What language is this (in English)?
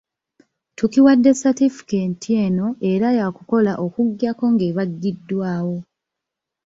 Ganda